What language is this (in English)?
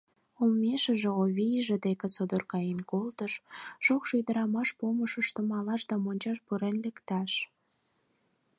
Mari